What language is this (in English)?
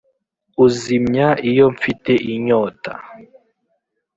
Kinyarwanda